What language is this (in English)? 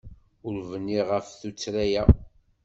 Kabyle